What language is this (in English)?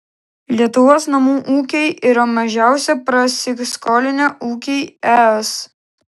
Lithuanian